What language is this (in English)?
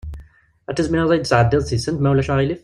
Kabyle